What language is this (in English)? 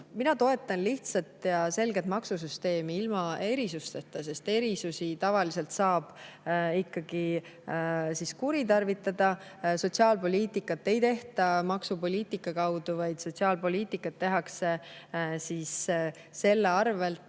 Estonian